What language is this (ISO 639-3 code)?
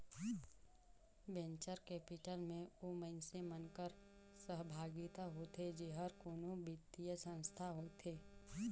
hne